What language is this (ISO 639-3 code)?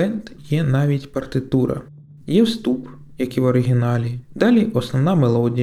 ukr